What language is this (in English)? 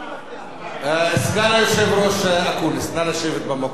Hebrew